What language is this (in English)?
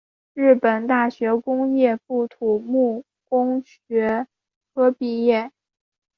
Chinese